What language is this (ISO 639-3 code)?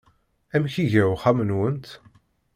kab